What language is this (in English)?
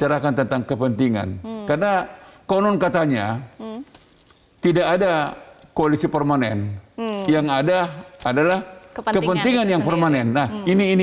Indonesian